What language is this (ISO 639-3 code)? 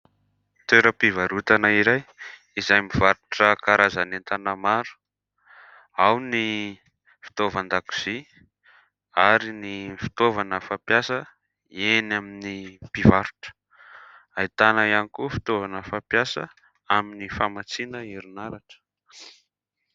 mlg